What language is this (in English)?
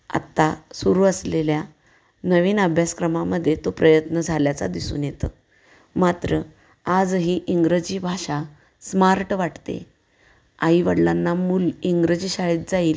Marathi